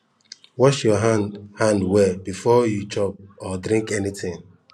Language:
Nigerian Pidgin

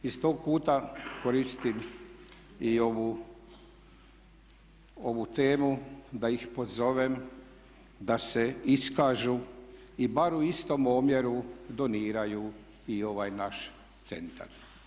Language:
Croatian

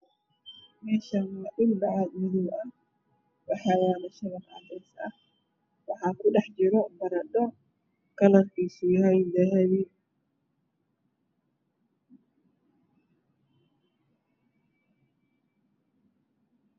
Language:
Somali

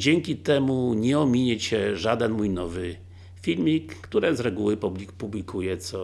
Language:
Polish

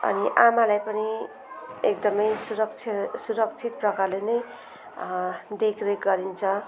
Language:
Nepali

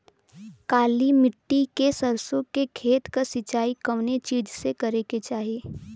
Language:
Bhojpuri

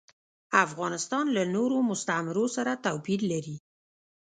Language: Pashto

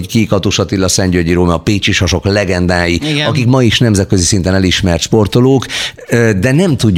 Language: Hungarian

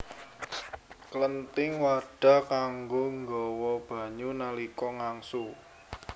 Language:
Javanese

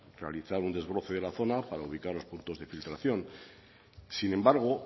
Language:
Spanish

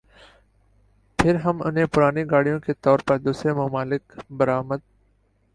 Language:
Urdu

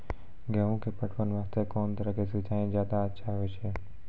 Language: Maithili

